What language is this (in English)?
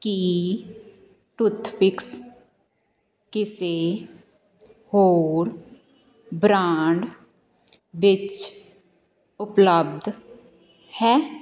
Punjabi